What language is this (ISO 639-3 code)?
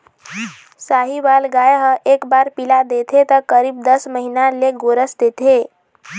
hne